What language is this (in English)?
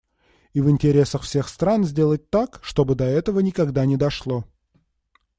Russian